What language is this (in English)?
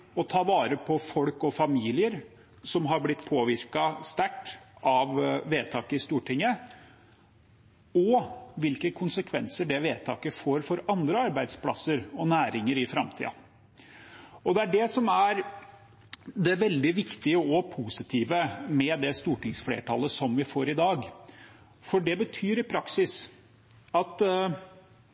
Norwegian Bokmål